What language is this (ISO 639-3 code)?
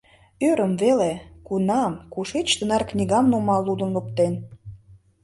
chm